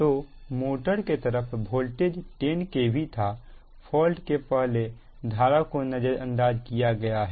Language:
Hindi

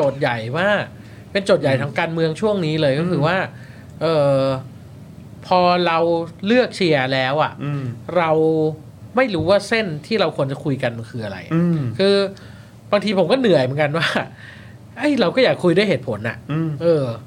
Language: Thai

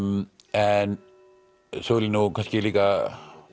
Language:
Icelandic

